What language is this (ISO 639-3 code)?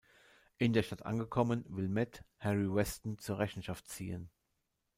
deu